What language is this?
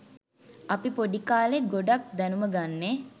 Sinhala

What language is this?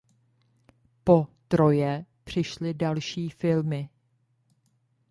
Czech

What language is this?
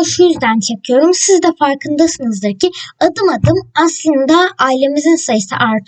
Turkish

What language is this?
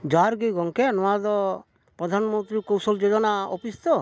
Santali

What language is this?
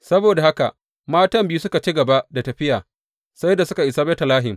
Hausa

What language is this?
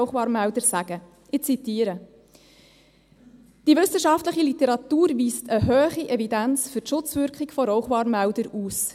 Swiss German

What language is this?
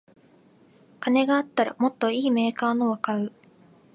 Japanese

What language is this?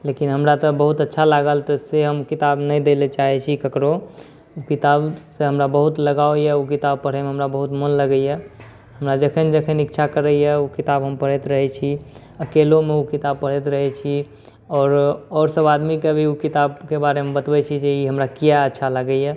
Maithili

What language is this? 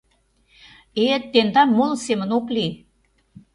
Mari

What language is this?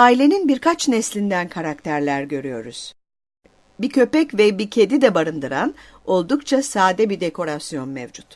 Turkish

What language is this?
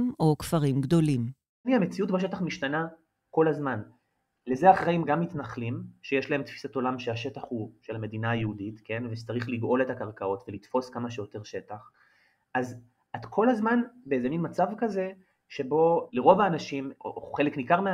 Hebrew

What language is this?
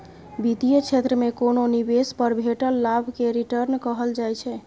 Maithili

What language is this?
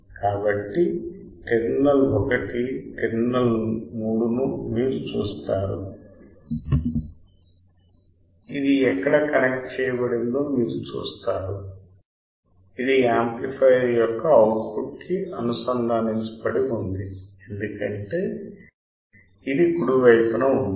Telugu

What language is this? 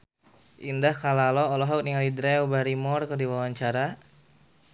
Sundanese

